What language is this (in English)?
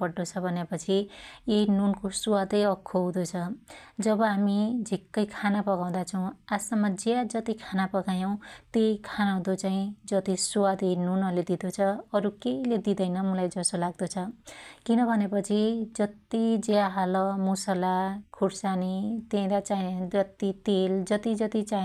Dotyali